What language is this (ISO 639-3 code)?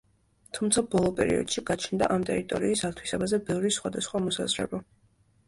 kat